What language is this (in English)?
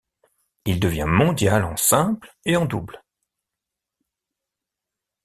French